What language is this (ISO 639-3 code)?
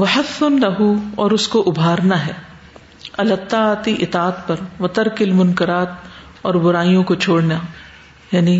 urd